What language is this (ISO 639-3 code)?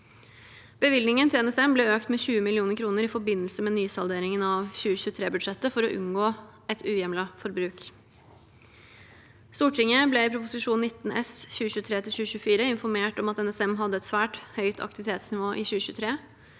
nor